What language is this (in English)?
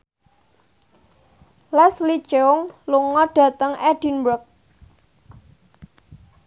Javanese